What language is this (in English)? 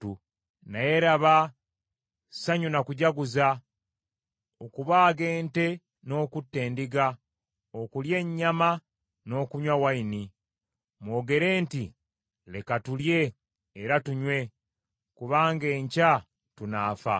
Ganda